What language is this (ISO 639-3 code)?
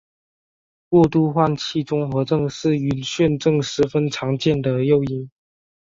zho